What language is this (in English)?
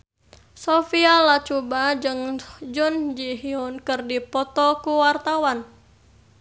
Sundanese